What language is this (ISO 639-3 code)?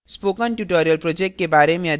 hin